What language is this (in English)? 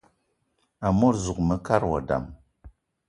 Eton (Cameroon)